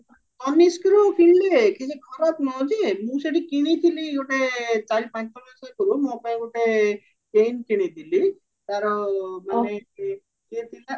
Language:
Odia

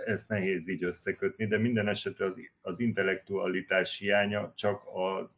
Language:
Hungarian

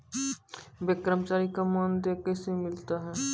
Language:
Maithili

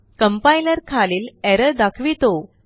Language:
Marathi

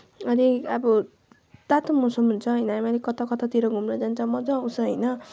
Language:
Nepali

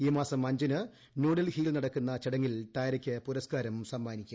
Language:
Malayalam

